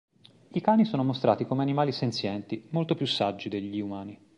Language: Italian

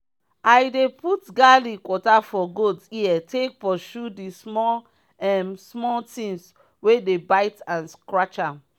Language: Nigerian Pidgin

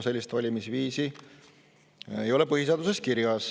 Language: Estonian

